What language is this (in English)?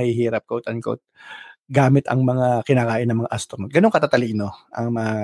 Filipino